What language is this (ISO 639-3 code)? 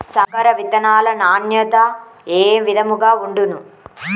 tel